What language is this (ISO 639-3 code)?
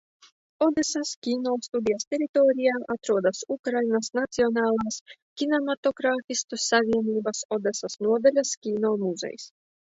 lav